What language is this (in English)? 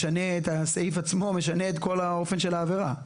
Hebrew